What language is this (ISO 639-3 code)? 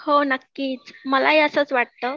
mar